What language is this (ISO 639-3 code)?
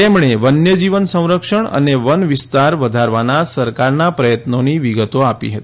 guj